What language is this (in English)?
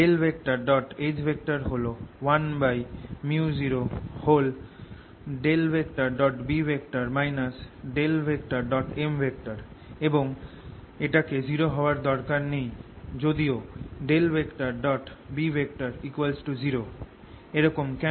Bangla